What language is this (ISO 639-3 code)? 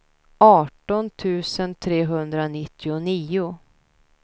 swe